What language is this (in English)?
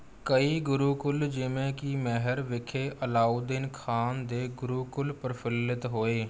Punjabi